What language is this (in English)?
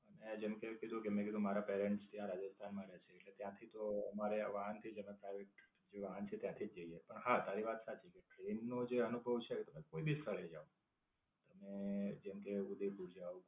Gujarati